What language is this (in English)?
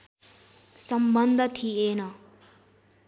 Nepali